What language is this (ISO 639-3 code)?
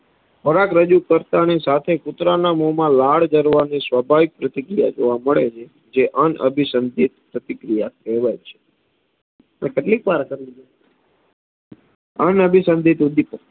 guj